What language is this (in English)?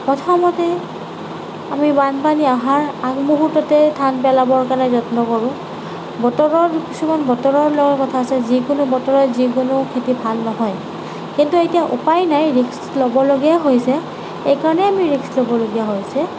Assamese